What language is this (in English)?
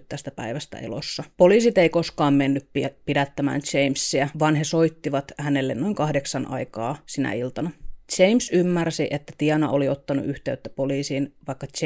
Finnish